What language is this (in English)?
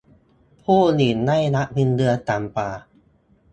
Thai